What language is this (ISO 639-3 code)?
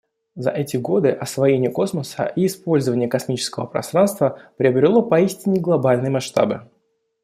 rus